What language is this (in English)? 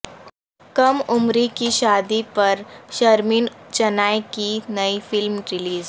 Urdu